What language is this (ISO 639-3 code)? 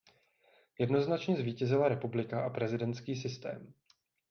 ces